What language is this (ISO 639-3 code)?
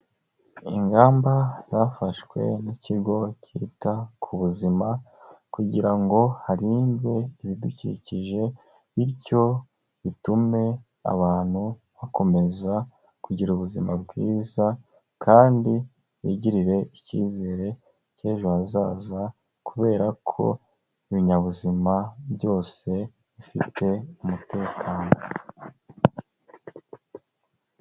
kin